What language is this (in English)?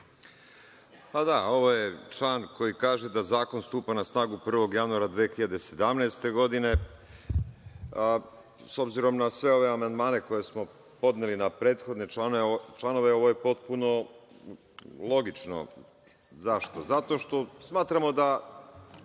Serbian